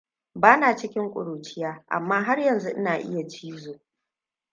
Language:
Hausa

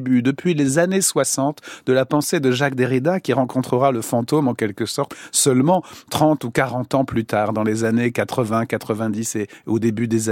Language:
French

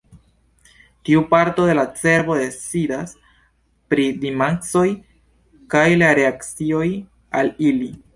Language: Esperanto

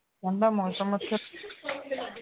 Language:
Punjabi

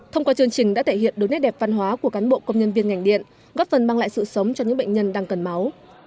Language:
Vietnamese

